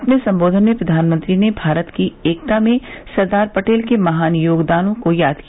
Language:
Hindi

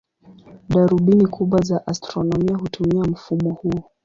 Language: Swahili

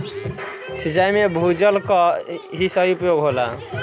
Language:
Bhojpuri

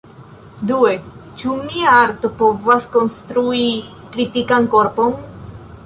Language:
Esperanto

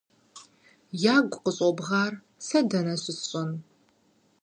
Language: Kabardian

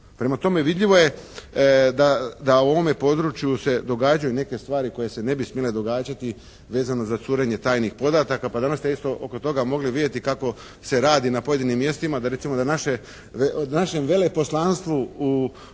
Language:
Croatian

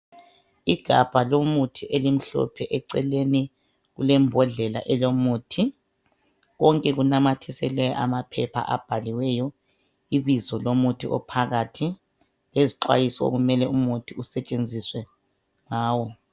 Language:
North Ndebele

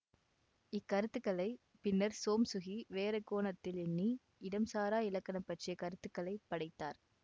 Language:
Tamil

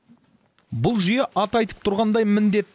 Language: Kazakh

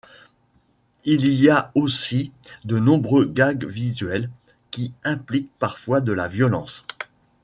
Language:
French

